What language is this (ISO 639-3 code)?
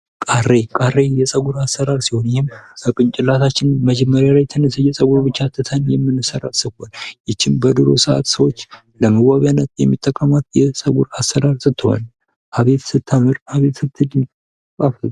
amh